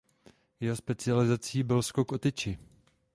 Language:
Czech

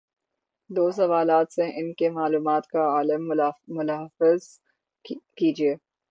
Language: Urdu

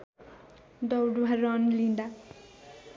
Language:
Nepali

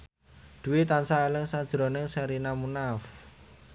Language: Javanese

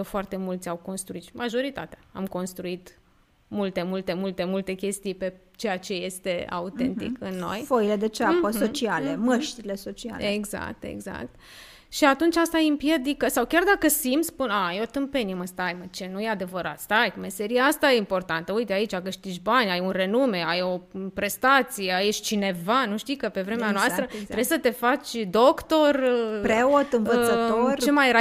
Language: Romanian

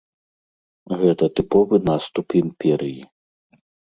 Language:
Belarusian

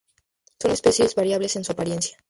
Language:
Spanish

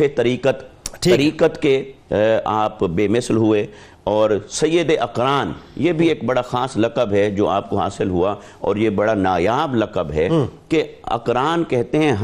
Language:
Urdu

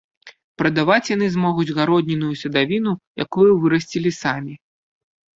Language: Belarusian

